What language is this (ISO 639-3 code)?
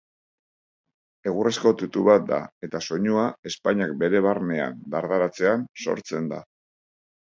eus